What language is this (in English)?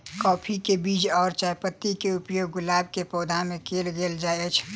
Maithili